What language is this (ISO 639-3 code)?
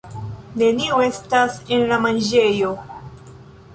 epo